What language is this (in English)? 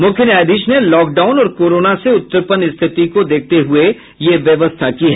Hindi